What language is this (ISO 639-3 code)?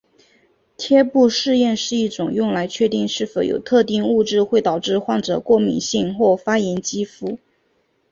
zho